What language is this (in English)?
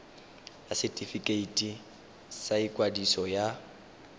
Tswana